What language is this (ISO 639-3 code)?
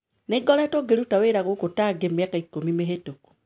kik